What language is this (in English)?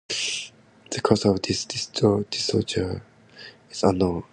English